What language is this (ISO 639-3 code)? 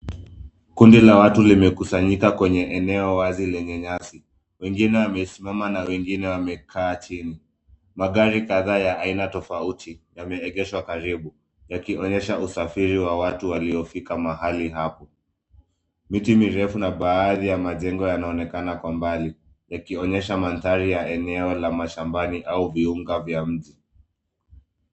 swa